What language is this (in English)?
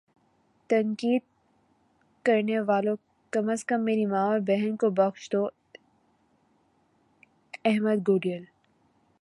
Urdu